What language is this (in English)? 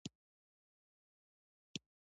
Pashto